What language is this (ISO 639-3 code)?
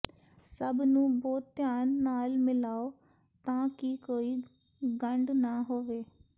pan